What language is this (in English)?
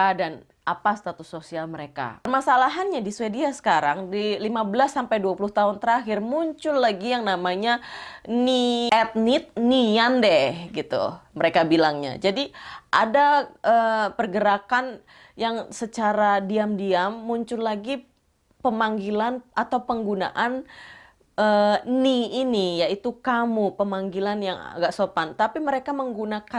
Indonesian